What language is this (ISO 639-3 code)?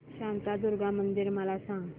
mar